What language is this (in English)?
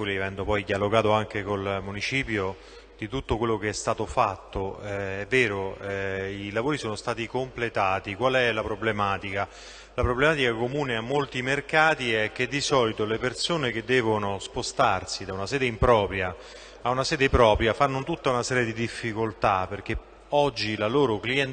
Italian